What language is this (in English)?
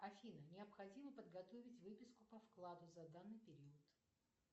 Russian